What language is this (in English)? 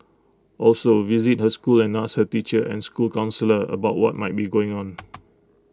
English